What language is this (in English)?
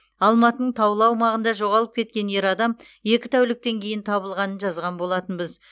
Kazakh